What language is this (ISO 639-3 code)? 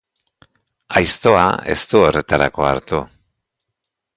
eus